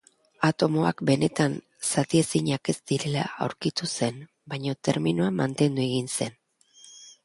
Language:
Basque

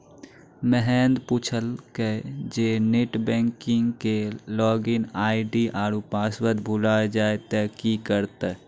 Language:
Maithili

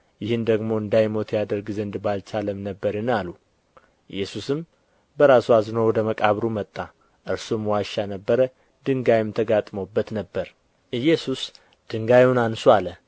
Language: Amharic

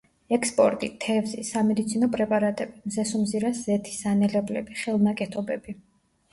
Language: Georgian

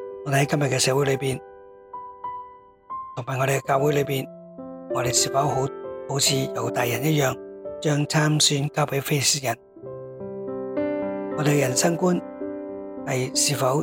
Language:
Chinese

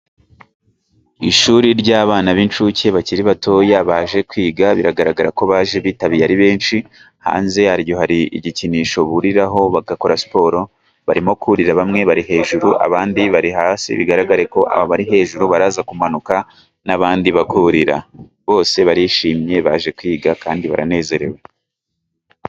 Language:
Kinyarwanda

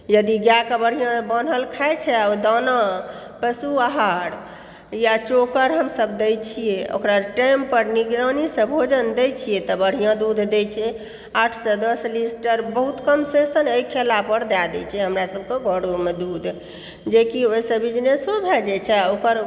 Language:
Maithili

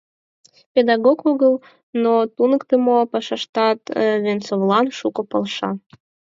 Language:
Mari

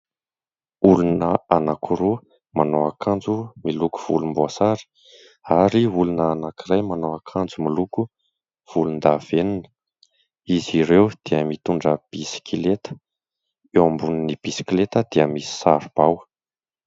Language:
Malagasy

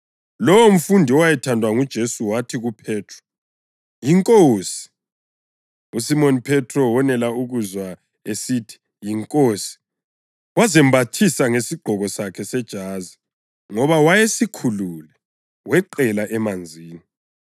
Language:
North Ndebele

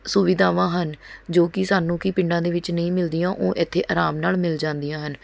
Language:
Punjabi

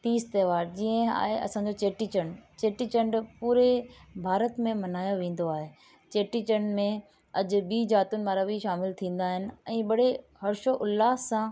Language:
Sindhi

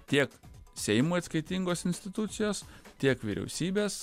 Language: Lithuanian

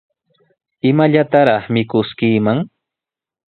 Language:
Sihuas Ancash Quechua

